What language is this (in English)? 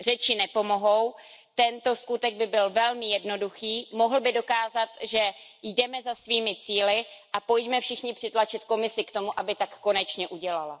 Czech